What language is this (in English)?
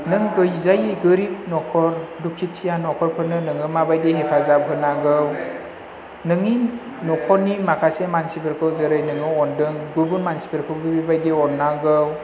Bodo